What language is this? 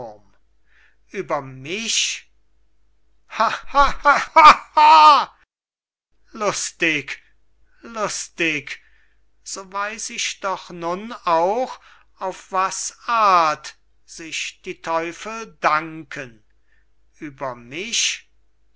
German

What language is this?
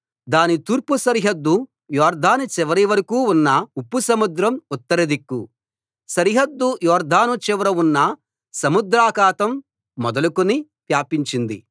Telugu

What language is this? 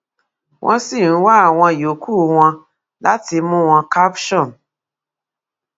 Yoruba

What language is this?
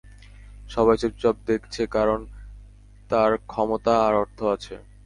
Bangla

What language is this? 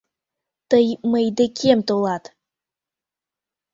Mari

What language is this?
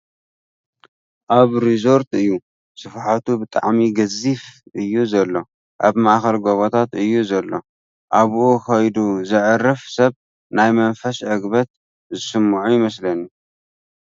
Tigrinya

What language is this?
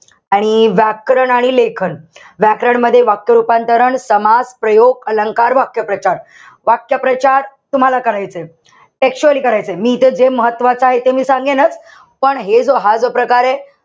Marathi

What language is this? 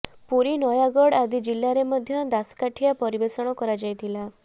Odia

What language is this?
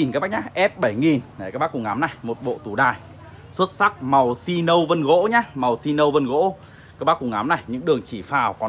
Vietnamese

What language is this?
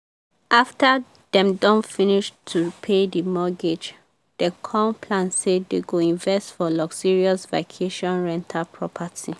Nigerian Pidgin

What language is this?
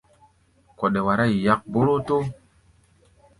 Gbaya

